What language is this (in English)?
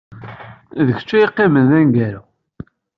Kabyle